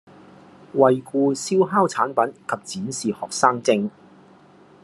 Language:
Cantonese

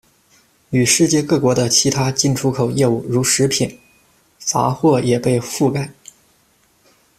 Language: Chinese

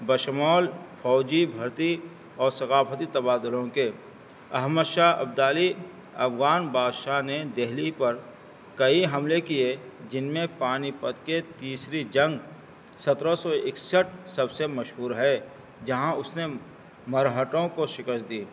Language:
Urdu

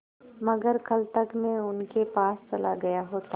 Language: Hindi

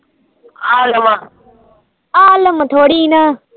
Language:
Punjabi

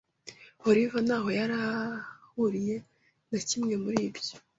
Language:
Kinyarwanda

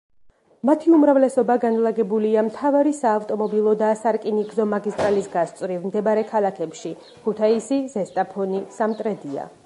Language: Georgian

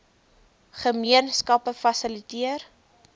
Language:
Afrikaans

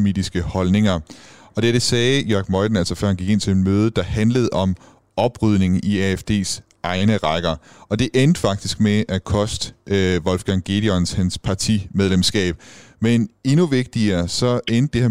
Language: Danish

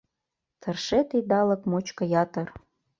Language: Mari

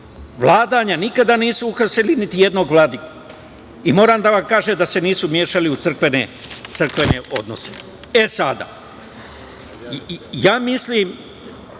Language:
Serbian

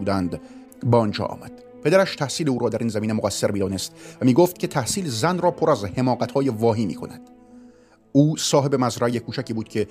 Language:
Persian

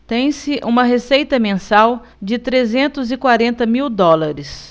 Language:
Portuguese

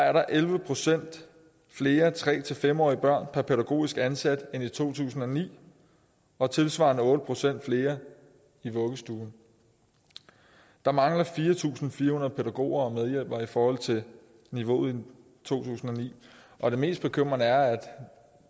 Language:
Danish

